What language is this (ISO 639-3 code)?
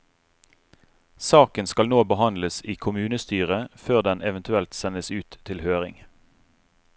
nor